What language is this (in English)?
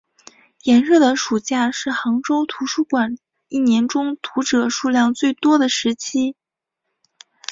Chinese